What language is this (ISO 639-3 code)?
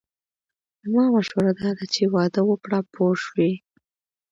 pus